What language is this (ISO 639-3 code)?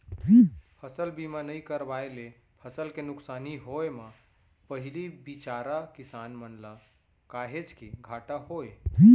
hne